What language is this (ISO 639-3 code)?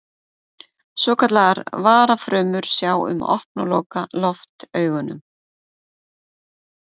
isl